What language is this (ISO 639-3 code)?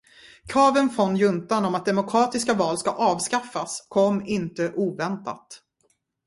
swe